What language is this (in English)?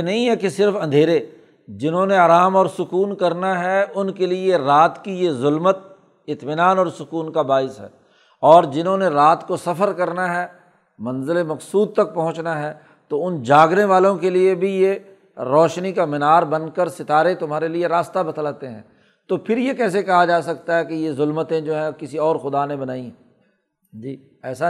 Urdu